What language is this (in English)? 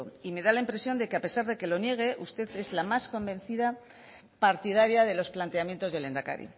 Spanish